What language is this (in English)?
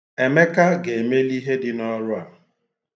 Igbo